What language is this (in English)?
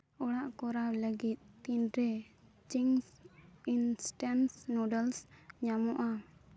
Santali